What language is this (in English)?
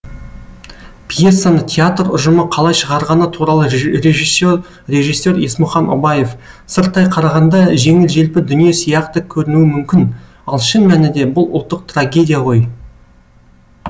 Kazakh